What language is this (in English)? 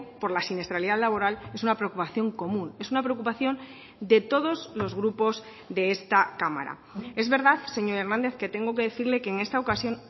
Spanish